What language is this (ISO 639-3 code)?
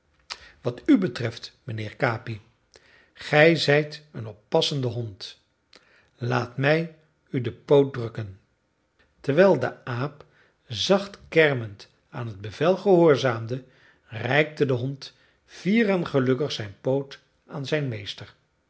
nld